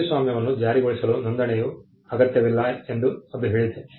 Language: Kannada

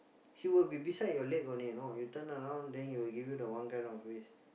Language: English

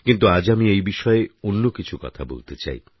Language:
Bangla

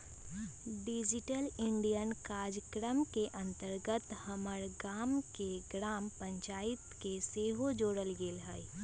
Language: Magahi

